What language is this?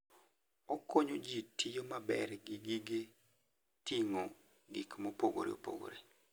Luo (Kenya and Tanzania)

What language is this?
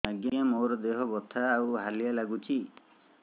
Odia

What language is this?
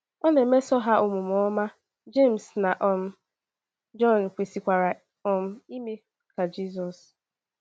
Igbo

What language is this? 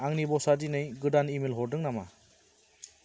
Bodo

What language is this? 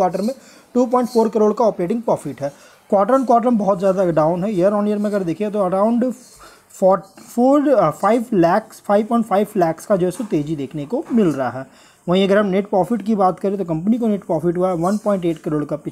Hindi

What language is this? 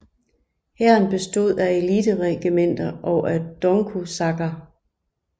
Danish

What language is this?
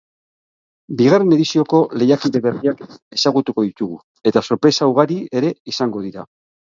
Basque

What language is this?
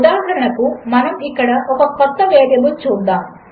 Telugu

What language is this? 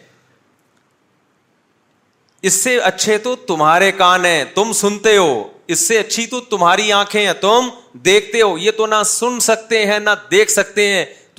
Urdu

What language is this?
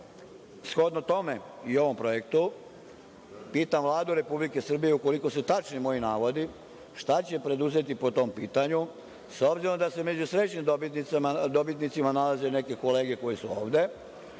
Serbian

